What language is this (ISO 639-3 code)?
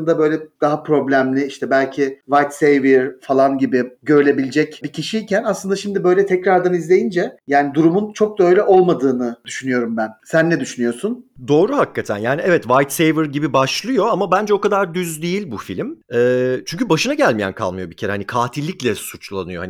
tur